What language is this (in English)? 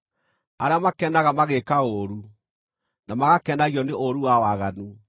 Kikuyu